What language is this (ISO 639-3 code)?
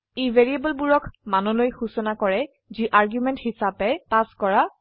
asm